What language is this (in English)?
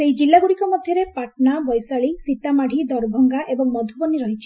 Odia